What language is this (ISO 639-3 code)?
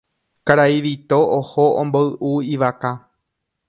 grn